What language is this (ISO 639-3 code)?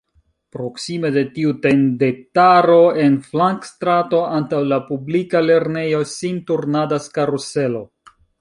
epo